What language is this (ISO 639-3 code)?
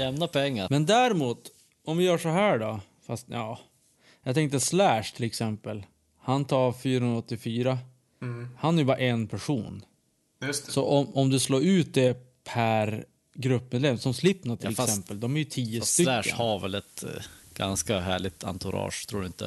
swe